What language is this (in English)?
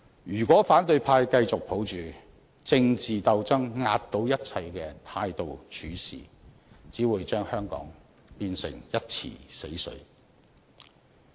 Cantonese